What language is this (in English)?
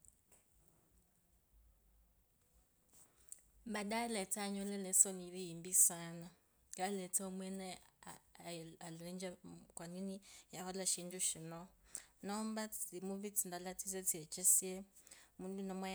Kabras